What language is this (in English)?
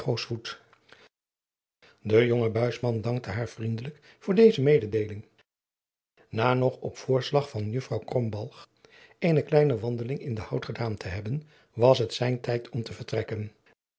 Dutch